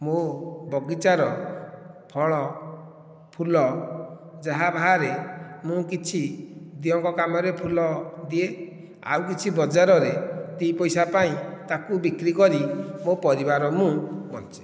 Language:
Odia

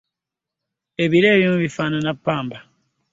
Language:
Ganda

